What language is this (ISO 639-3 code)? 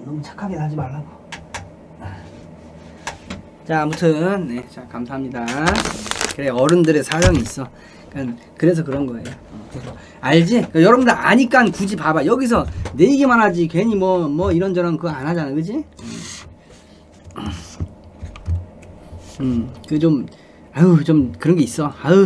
kor